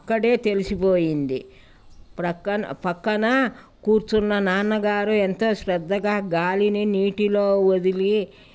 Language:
Telugu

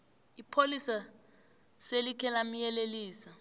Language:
South Ndebele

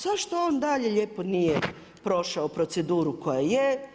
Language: Croatian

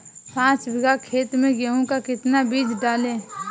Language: Hindi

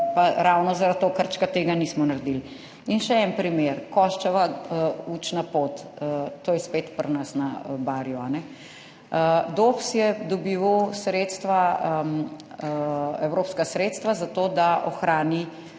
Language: Slovenian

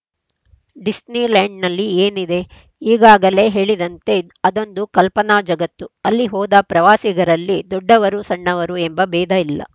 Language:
Kannada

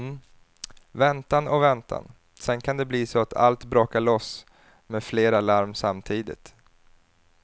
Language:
Swedish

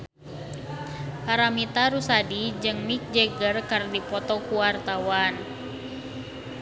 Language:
Sundanese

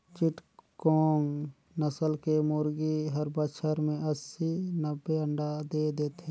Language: Chhattisgarhi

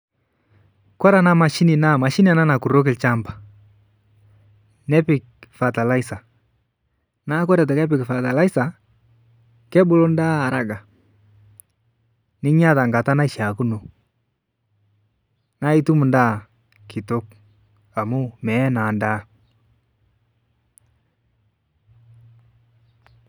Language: Masai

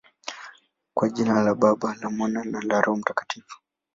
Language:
Swahili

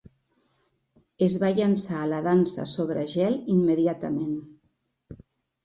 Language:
Catalan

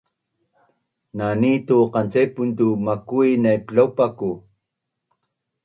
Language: Bunun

